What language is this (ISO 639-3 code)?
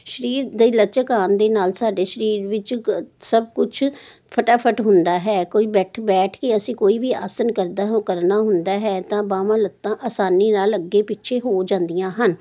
pan